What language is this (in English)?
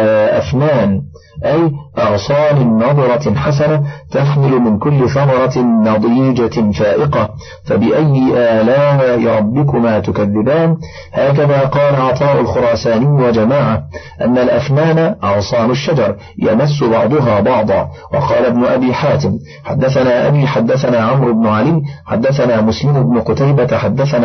Arabic